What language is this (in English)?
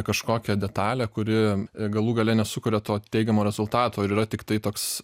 Lithuanian